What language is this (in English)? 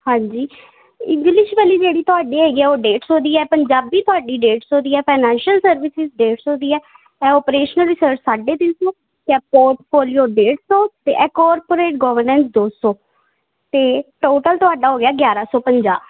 Punjabi